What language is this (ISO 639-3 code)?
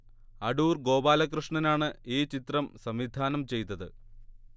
mal